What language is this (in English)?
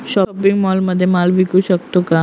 Marathi